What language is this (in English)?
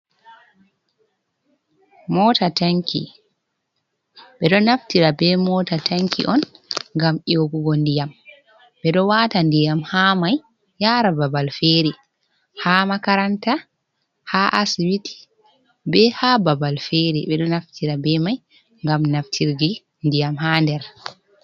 Fula